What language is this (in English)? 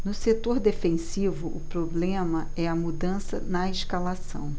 Portuguese